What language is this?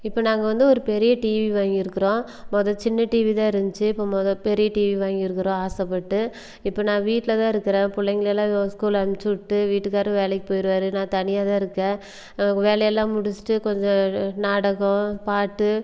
Tamil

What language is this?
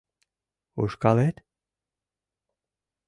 Mari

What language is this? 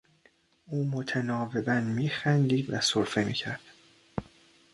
Persian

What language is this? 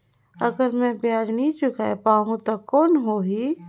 Chhattisgarhi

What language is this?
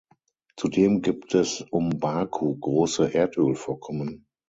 German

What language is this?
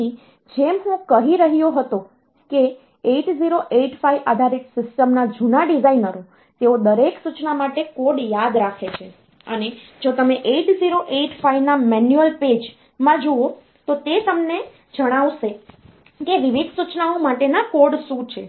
Gujarati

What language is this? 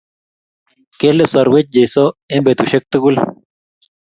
Kalenjin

